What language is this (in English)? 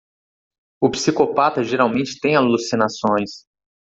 Portuguese